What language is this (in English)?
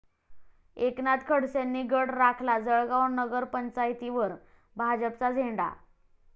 Marathi